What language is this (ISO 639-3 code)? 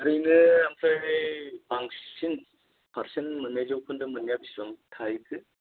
brx